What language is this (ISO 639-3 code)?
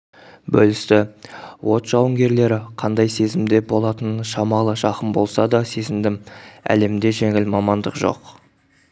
kaz